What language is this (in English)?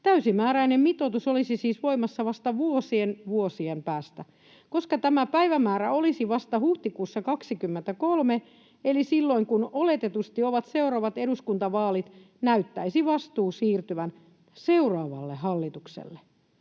Finnish